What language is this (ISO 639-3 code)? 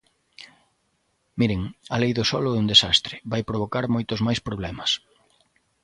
glg